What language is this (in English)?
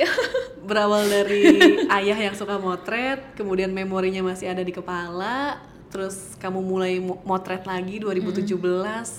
Indonesian